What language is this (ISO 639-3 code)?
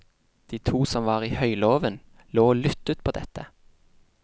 nor